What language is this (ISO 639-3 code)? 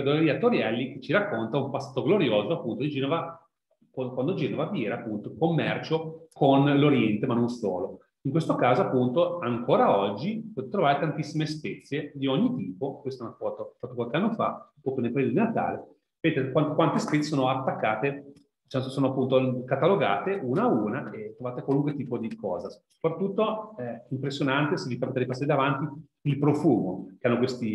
ita